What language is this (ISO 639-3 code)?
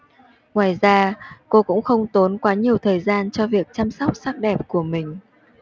vie